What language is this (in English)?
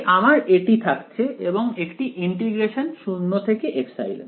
Bangla